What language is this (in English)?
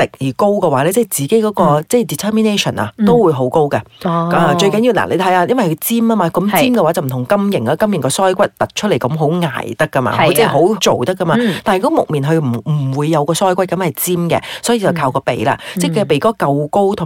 Chinese